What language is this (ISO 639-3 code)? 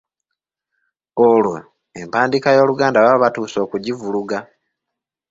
lug